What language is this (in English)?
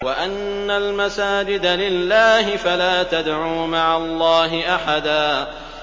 Arabic